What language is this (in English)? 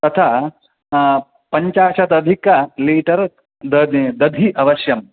Sanskrit